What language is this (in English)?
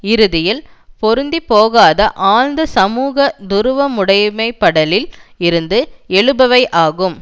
Tamil